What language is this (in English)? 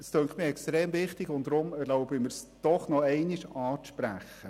Swiss German